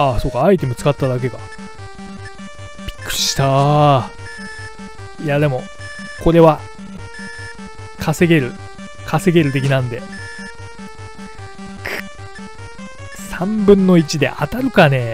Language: Japanese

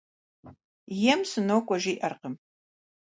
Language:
Kabardian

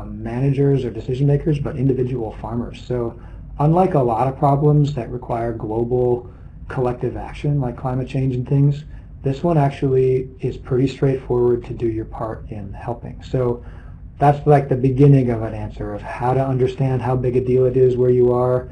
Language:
English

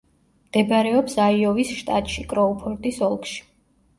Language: Georgian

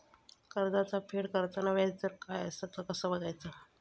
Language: Marathi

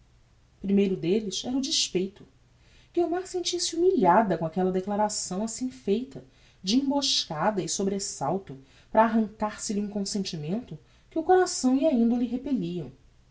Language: Portuguese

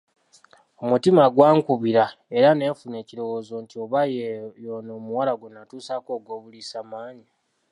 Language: Ganda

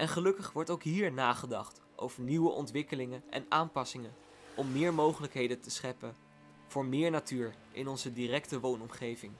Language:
Dutch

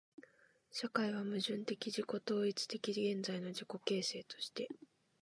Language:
Japanese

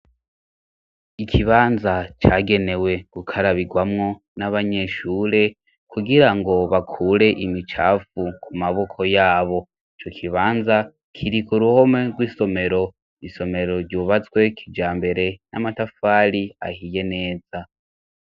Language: Rundi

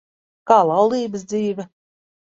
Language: Latvian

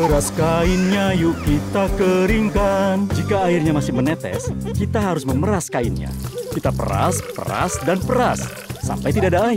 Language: Indonesian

